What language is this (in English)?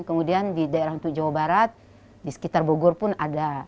Indonesian